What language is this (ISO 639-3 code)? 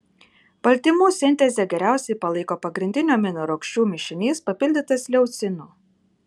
lit